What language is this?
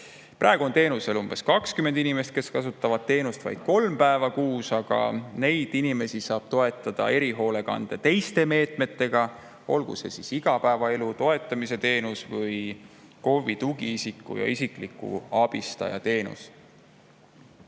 Estonian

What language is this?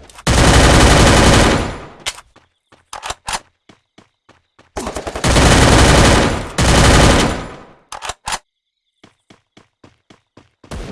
English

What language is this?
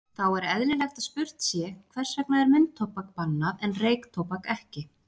Icelandic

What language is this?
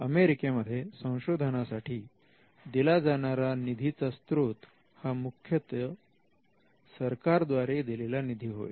Marathi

